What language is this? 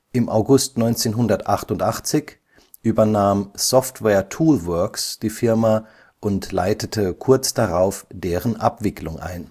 German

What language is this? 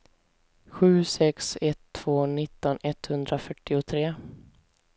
Swedish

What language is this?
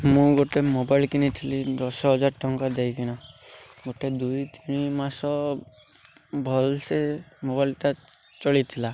Odia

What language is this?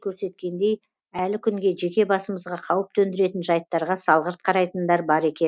Kazakh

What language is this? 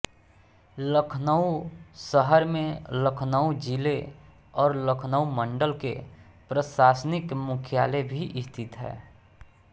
Hindi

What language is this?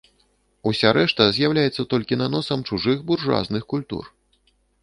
Belarusian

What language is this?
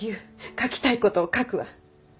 Japanese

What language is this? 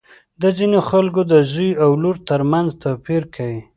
Pashto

